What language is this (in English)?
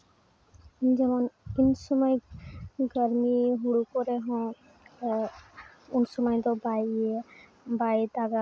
Santali